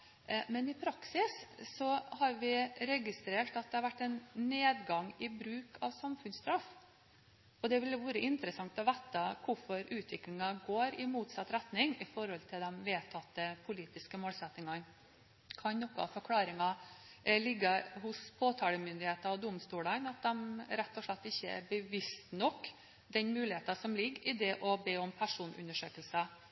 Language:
Norwegian Bokmål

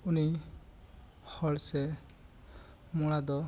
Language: Santali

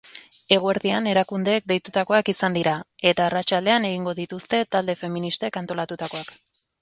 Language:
Basque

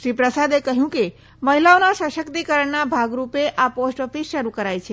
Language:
Gujarati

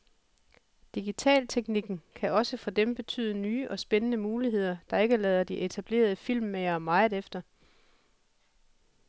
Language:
Danish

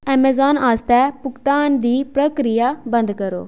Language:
Dogri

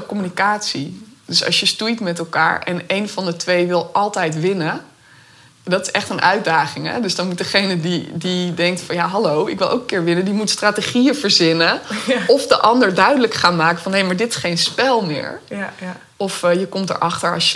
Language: Dutch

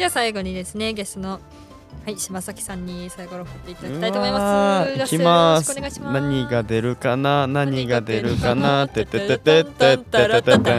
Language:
Japanese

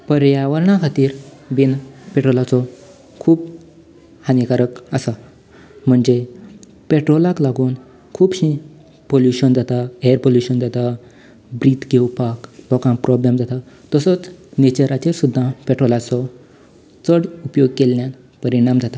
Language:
Konkani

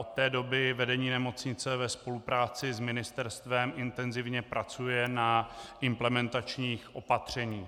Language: Czech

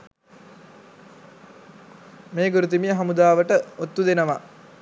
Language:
Sinhala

